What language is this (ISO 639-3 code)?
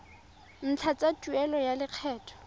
tsn